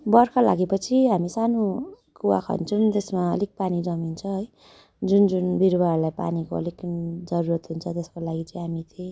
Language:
Nepali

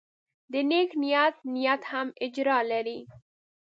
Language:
Pashto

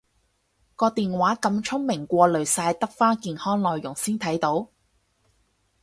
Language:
Cantonese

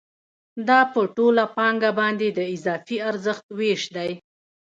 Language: Pashto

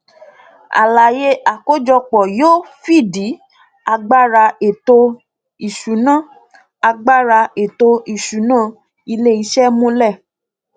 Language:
Yoruba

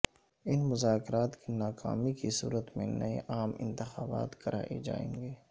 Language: Urdu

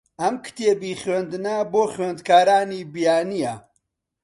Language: Central Kurdish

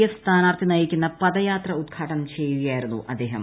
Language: Malayalam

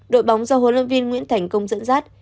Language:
Vietnamese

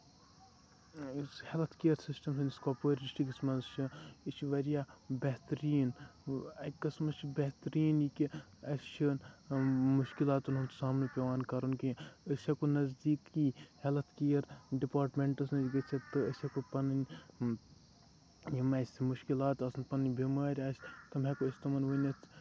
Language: Kashmiri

